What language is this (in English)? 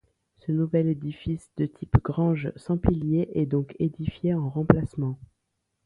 French